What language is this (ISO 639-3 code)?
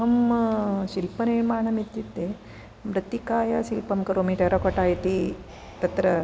san